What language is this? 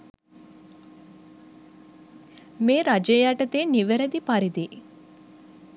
Sinhala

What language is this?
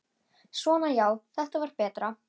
Icelandic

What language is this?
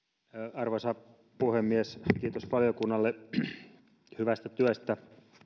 Finnish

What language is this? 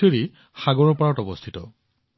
Assamese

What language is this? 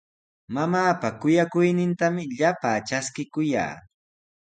Sihuas Ancash Quechua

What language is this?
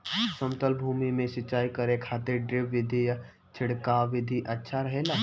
Bhojpuri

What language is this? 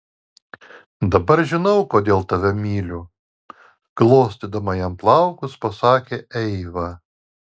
Lithuanian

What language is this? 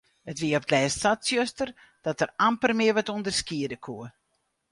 Western Frisian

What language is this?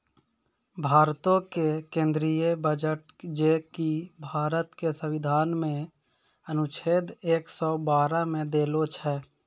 Maithili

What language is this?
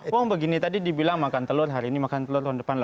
Indonesian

